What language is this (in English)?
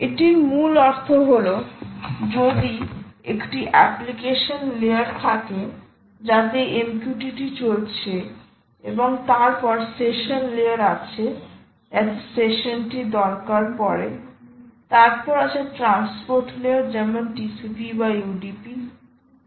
Bangla